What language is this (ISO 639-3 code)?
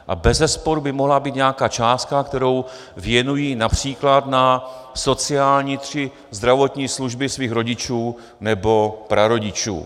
ces